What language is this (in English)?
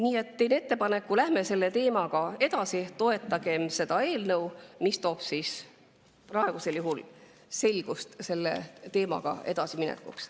Estonian